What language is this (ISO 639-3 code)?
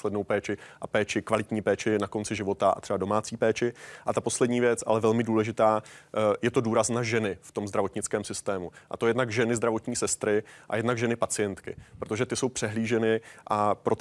ces